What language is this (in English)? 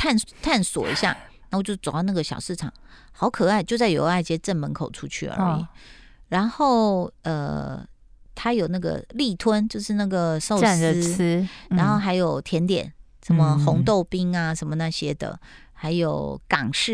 Chinese